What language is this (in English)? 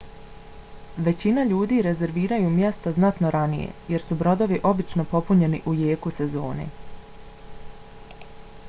Bosnian